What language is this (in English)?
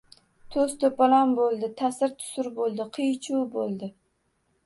Uzbek